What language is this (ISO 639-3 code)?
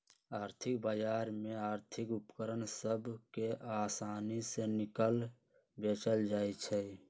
mag